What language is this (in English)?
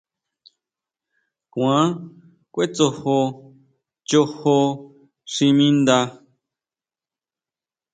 Huautla Mazatec